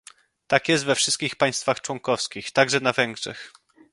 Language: Polish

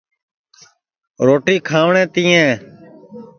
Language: Sansi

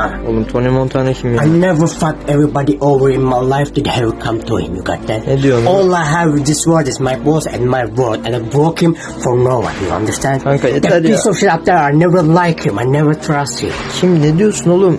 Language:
Turkish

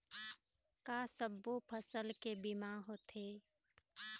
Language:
Chhattisgarhi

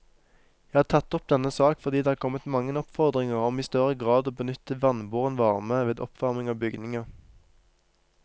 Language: Norwegian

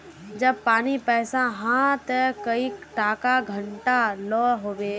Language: Magahi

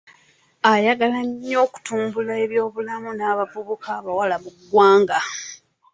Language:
Ganda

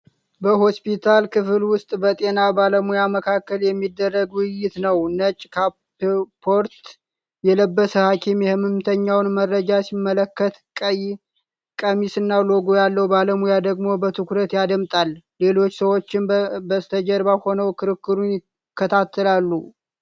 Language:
Amharic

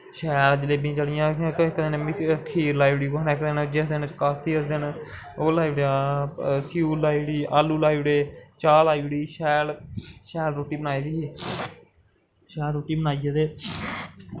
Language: Dogri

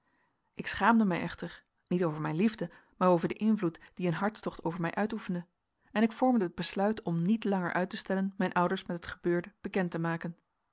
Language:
Dutch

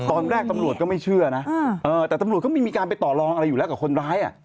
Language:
Thai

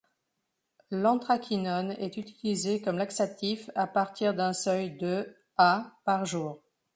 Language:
French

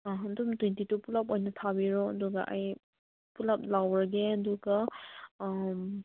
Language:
Manipuri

